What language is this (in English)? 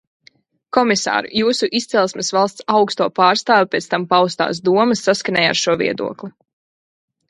Latvian